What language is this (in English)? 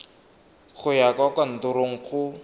Tswana